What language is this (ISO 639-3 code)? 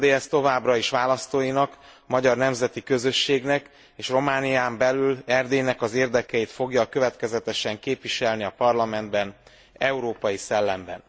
hun